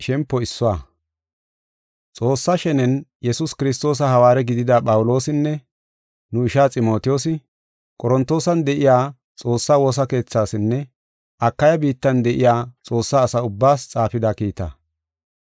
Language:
Gofa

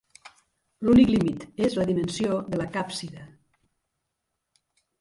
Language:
Catalan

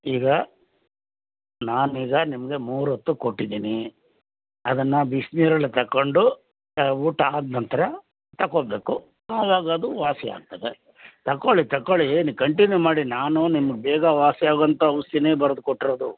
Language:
Kannada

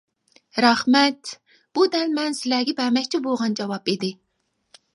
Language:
Uyghur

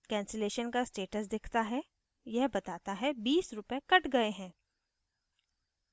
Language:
Hindi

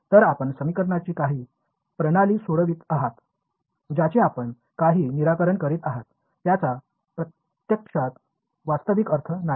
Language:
Marathi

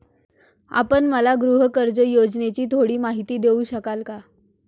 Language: Marathi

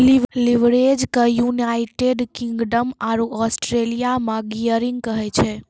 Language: Maithili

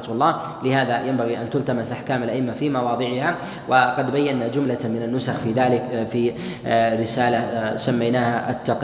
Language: Arabic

